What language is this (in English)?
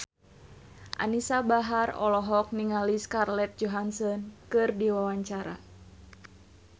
Sundanese